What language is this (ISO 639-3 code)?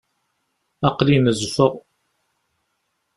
kab